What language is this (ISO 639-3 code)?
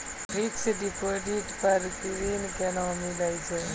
mai